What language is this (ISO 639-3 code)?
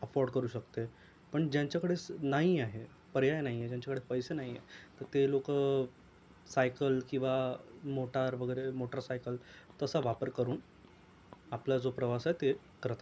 mar